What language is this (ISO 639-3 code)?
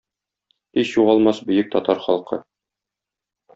tat